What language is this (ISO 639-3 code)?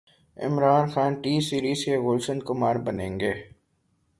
urd